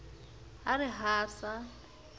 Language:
Southern Sotho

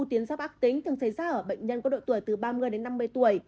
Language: Vietnamese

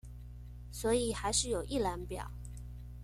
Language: Chinese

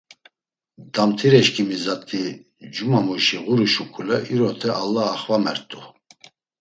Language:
Laz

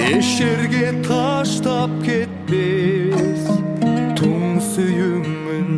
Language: Turkish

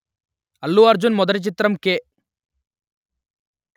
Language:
Telugu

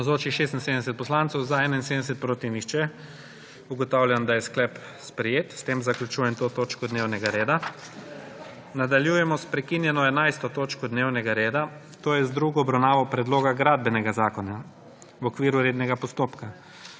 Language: Slovenian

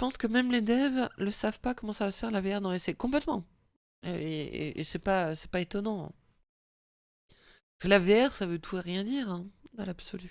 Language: French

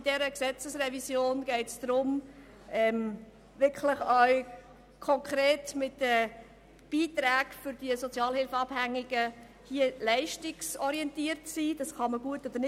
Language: Swiss German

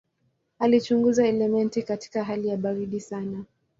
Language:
Swahili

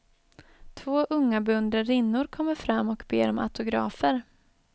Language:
Swedish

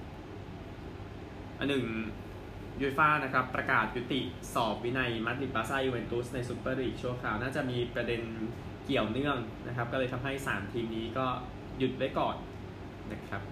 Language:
Thai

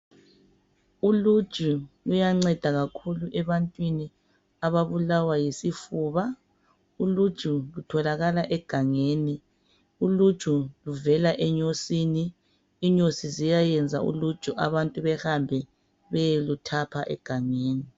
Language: North Ndebele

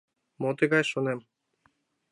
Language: Mari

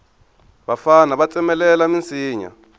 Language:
Tsonga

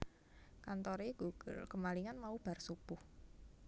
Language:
Javanese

